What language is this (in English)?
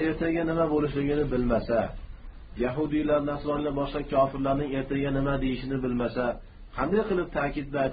Turkish